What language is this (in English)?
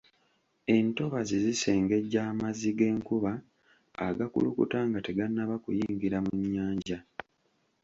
Ganda